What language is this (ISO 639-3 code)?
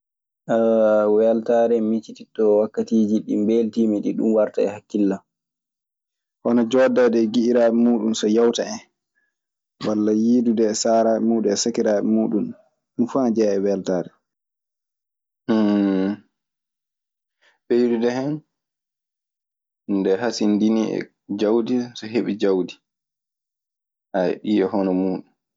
ffm